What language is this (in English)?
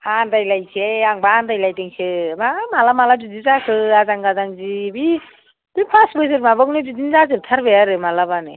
Bodo